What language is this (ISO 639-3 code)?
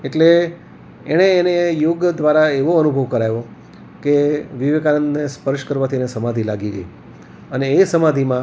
guj